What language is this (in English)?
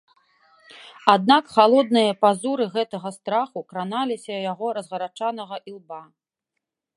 Belarusian